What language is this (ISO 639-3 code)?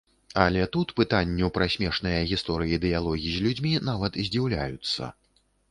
bel